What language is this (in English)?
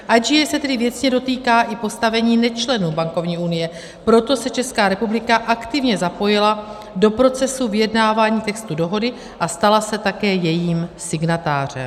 Czech